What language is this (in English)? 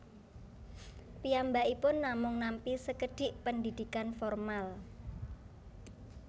Javanese